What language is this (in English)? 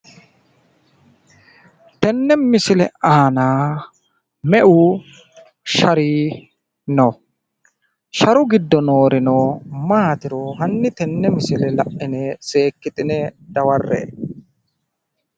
Sidamo